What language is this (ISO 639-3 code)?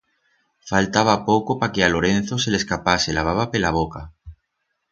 arg